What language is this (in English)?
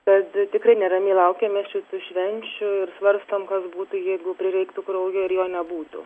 Lithuanian